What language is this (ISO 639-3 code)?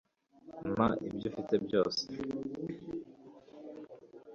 kin